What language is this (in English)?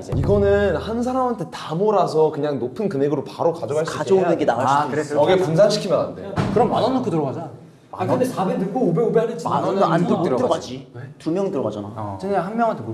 Korean